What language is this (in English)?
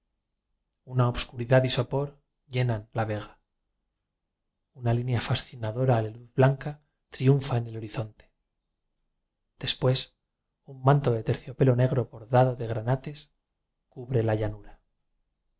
Spanish